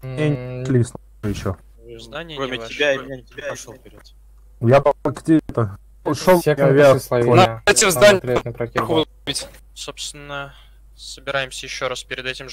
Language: Russian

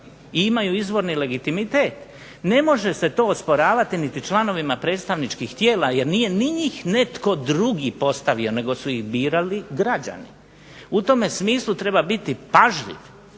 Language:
Croatian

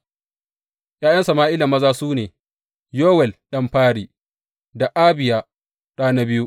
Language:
Hausa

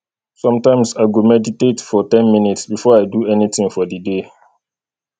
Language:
Nigerian Pidgin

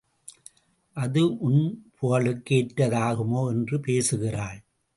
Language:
Tamil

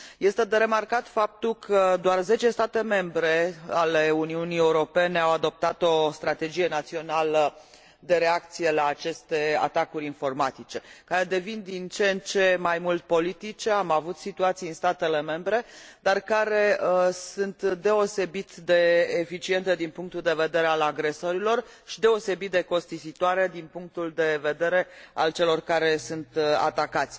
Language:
Romanian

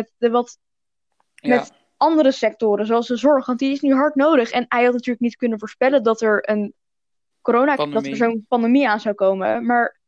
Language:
Dutch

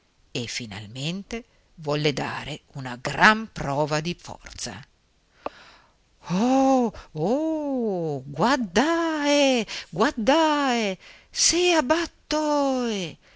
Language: Italian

